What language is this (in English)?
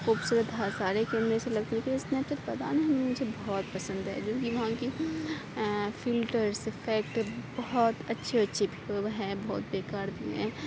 Urdu